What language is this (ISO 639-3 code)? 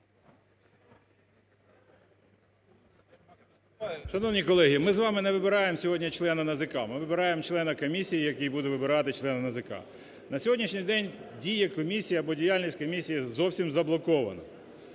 ukr